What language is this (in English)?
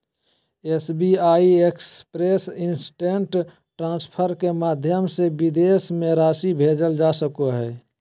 Magahi